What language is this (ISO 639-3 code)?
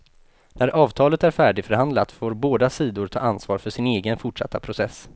swe